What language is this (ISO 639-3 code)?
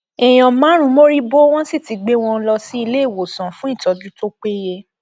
yor